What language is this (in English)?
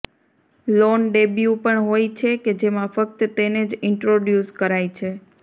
Gujarati